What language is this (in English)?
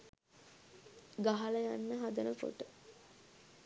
Sinhala